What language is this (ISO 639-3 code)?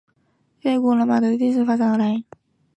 zho